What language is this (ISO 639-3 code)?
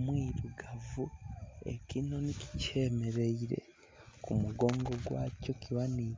xog